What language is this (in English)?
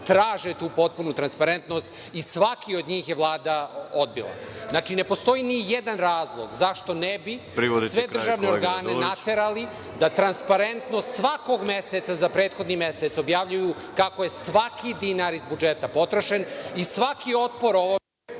Serbian